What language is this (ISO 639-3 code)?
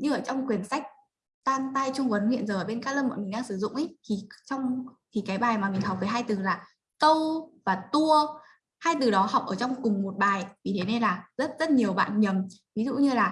vie